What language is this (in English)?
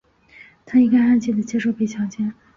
Chinese